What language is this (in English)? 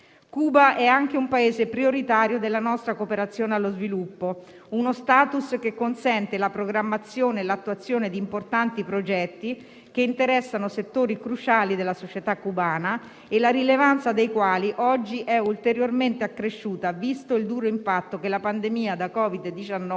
Italian